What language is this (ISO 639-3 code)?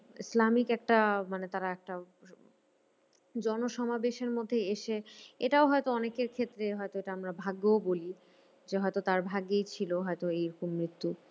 ben